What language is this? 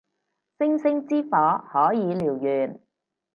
Cantonese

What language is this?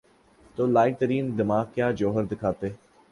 Urdu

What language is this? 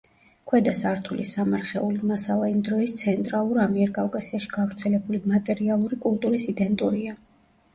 Georgian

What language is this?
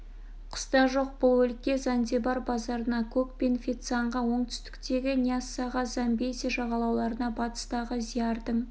Kazakh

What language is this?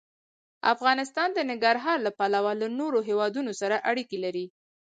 Pashto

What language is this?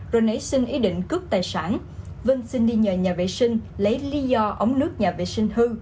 Vietnamese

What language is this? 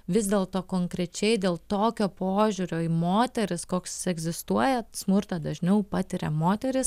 Lithuanian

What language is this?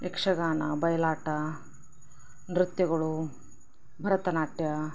Kannada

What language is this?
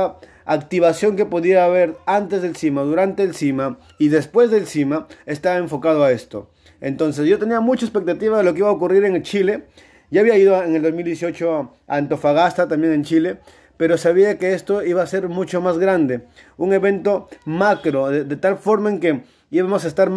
Spanish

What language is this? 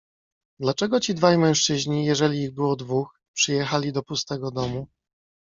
Polish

